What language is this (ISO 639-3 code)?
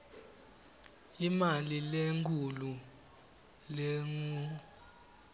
ssw